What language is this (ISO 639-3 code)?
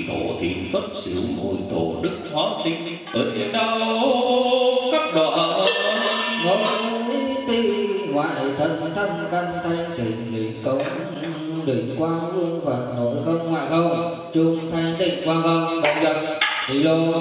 vie